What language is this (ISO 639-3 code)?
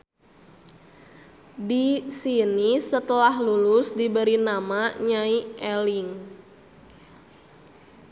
sun